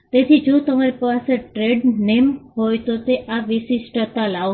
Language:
Gujarati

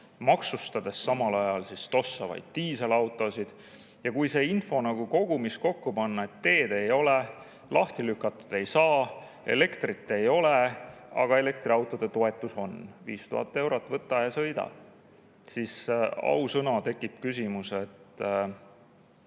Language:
Estonian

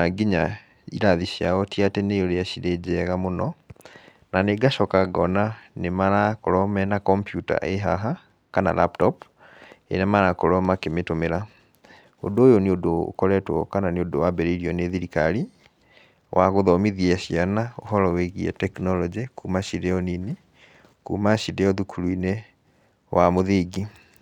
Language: Kikuyu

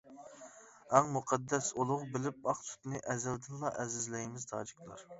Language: Uyghur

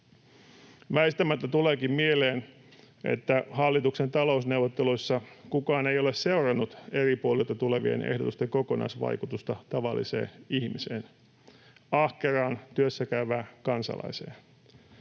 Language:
Finnish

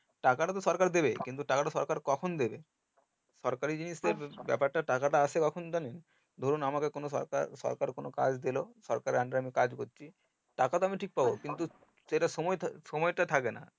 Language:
Bangla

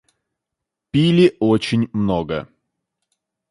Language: Russian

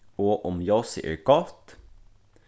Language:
Faroese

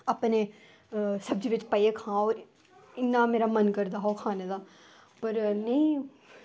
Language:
Dogri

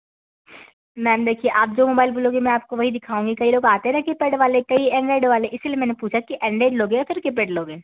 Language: Hindi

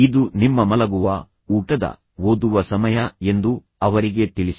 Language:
Kannada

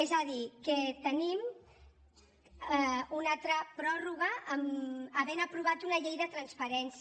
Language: Catalan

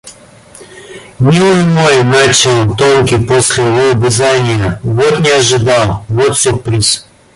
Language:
Russian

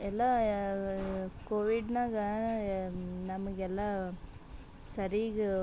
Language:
Kannada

